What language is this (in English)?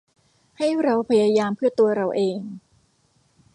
Thai